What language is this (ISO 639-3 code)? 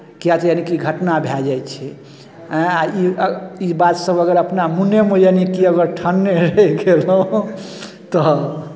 mai